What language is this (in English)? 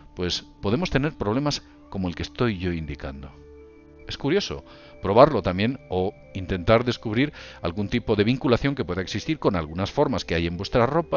Spanish